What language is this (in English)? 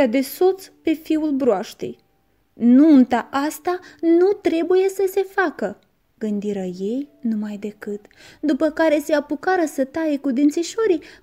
Romanian